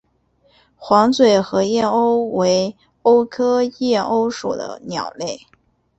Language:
Chinese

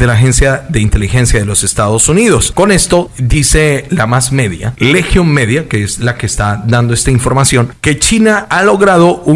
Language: Spanish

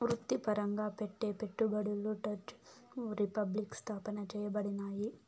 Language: Telugu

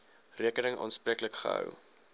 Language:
Afrikaans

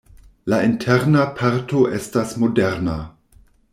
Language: Esperanto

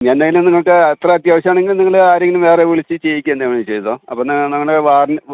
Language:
Malayalam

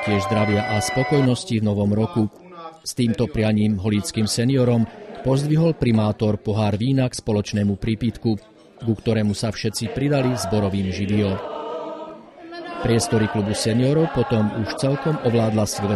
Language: Italian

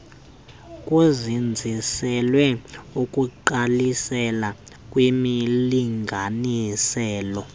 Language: Xhosa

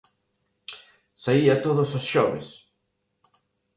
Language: Galician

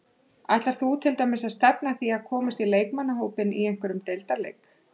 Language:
Icelandic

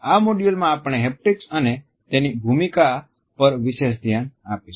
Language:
Gujarati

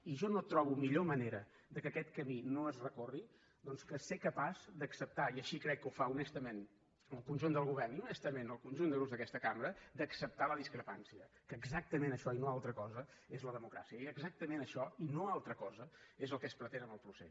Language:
Catalan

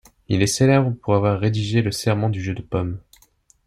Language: French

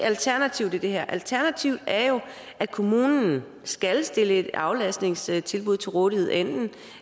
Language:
Danish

